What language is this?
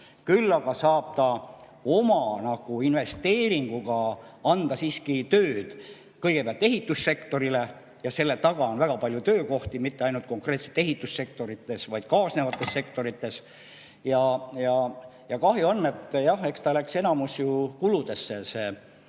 Estonian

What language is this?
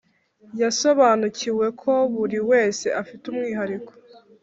Kinyarwanda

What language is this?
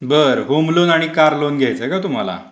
Marathi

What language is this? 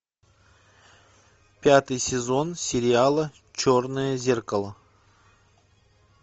Russian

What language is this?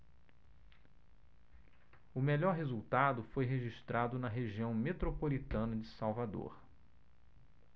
Portuguese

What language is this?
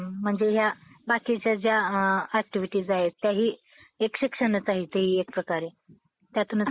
Marathi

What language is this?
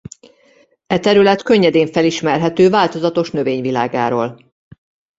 Hungarian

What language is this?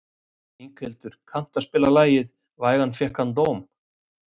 Icelandic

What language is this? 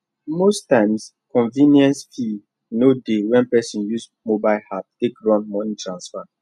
Nigerian Pidgin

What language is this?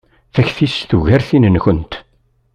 Kabyle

